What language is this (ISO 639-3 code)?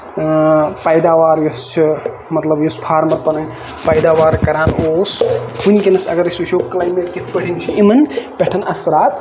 kas